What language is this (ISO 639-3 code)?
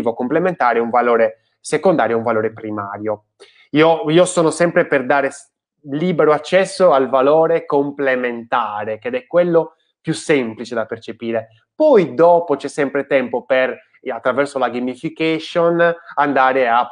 ita